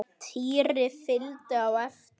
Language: Icelandic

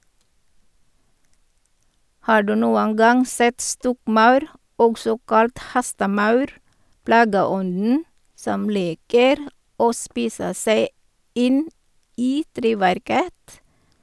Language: Norwegian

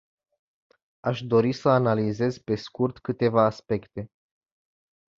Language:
Romanian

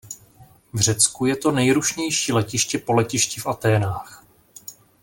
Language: Czech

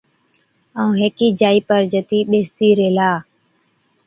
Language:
Od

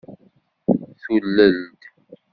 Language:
Kabyle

